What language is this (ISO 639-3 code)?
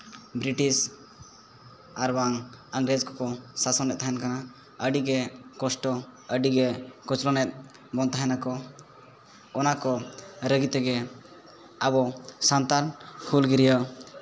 sat